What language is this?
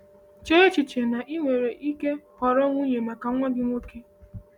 Igbo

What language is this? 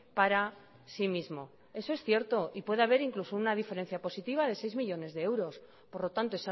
Spanish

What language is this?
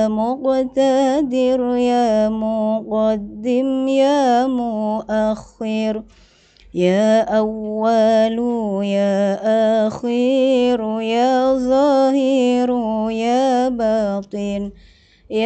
Arabic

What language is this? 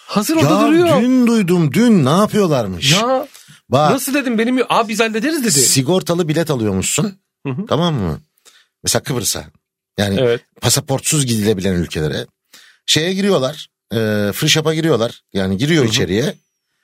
Turkish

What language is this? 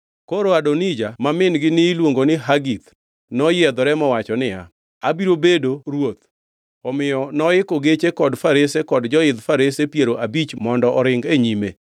Luo (Kenya and Tanzania)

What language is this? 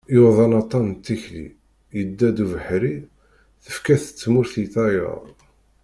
Kabyle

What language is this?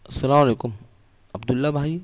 Urdu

